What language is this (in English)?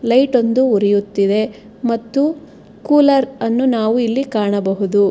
Kannada